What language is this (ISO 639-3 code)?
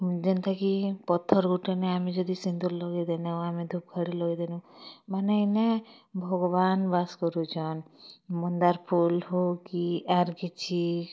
ori